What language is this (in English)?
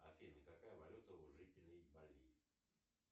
Russian